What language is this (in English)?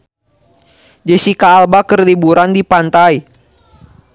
Sundanese